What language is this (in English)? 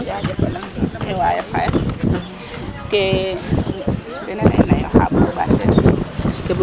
Serer